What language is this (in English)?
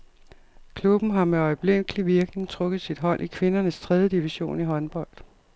Danish